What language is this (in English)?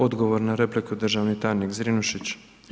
Croatian